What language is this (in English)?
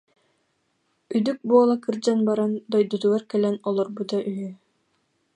Yakut